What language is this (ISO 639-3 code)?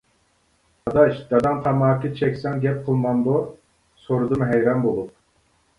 uig